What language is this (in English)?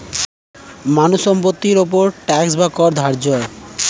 Bangla